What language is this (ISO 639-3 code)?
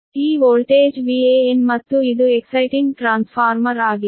kan